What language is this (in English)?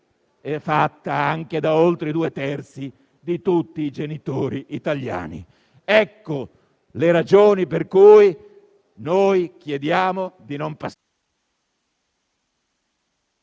Italian